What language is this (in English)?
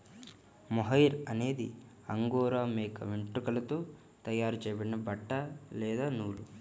Telugu